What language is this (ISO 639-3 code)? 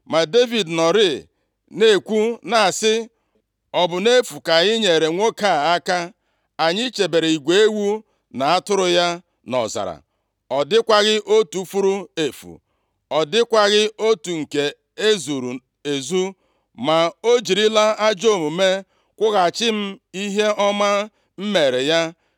ibo